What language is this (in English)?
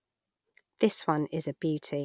English